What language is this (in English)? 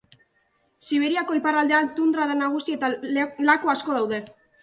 Basque